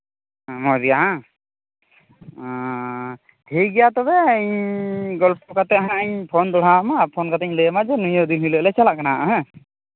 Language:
Santali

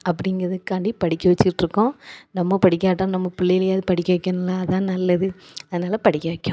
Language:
Tamil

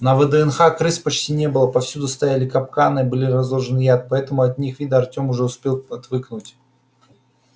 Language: Russian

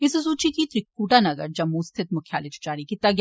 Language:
Dogri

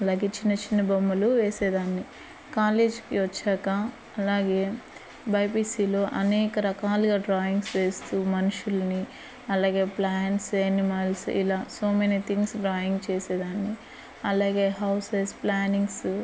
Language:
Telugu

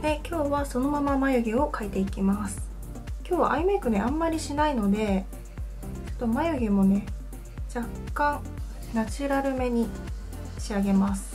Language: Japanese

